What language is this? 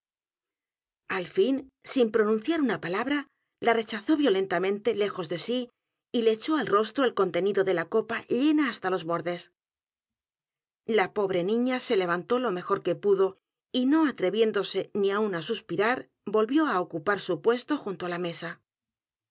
Spanish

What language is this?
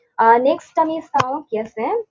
Assamese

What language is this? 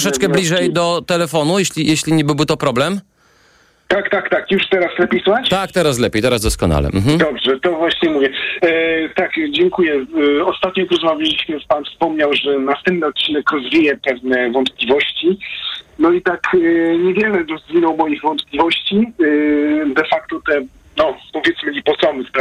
Polish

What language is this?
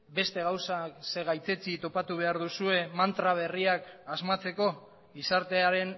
Basque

